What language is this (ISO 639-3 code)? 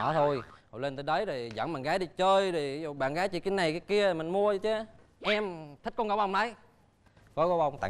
vie